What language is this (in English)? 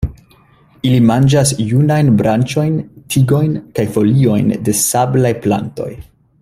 Esperanto